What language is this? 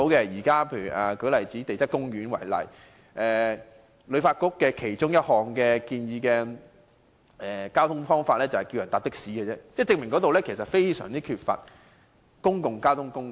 Cantonese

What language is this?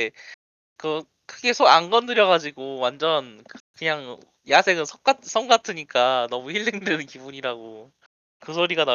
Korean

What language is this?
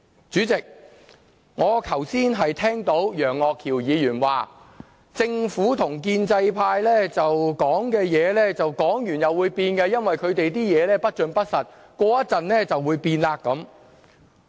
Cantonese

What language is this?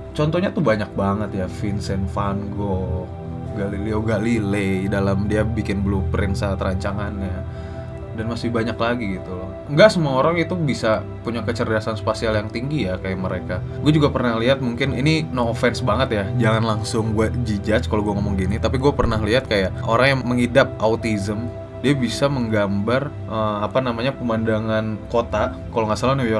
Indonesian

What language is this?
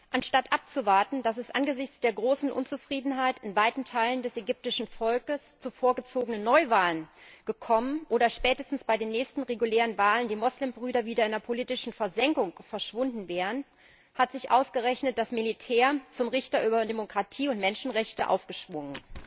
German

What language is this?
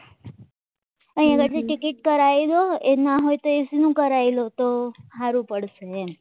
Gujarati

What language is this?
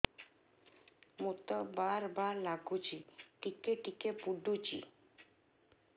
Odia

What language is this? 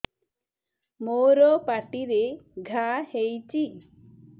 Odia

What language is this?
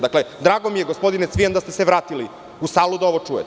Serbian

